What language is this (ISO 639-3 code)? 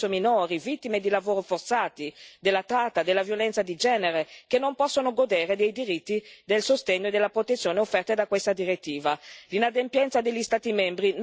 ita